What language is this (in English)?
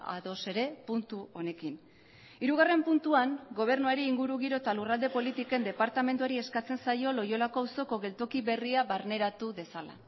Basque